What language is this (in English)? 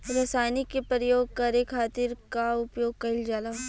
Bhojpuri